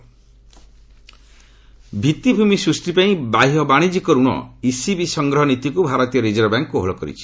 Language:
Odia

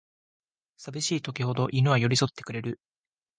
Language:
Japanese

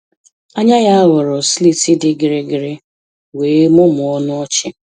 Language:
Igbo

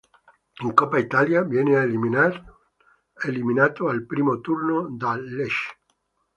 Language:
Italian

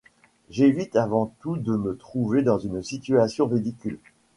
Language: French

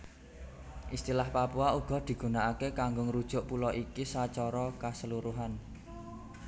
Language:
Javanese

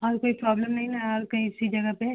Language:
Hindi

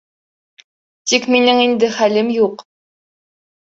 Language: Bashkir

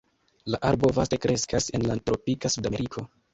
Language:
Esperanto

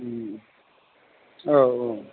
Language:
Bodo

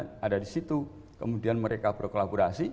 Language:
Indonesian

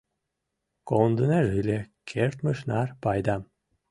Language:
Mari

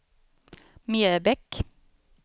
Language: Swedish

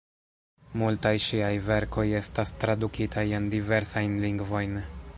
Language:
Esperanto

